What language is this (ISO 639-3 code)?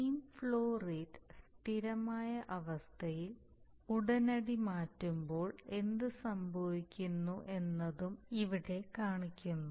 mal